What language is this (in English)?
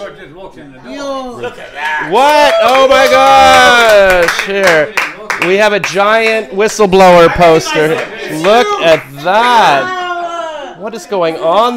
English